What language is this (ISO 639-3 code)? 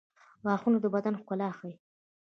pus